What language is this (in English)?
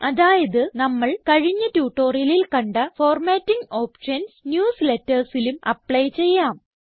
Malayalam